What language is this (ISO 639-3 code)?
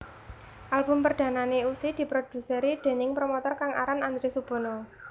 jav